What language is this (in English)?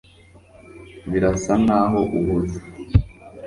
Kinyarwanda